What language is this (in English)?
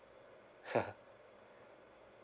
English